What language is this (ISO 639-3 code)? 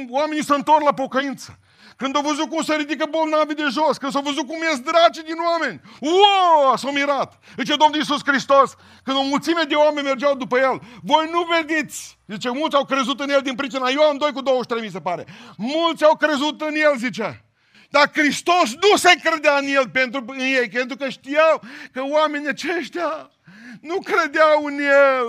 ron